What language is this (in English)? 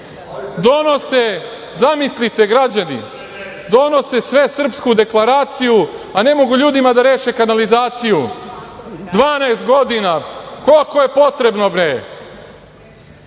Serbian